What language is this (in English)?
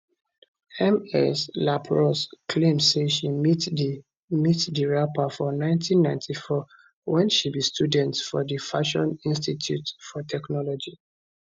Nigerian Pidgin